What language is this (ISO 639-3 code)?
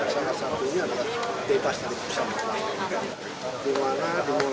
ind